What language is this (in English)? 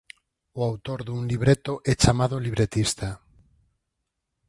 Galician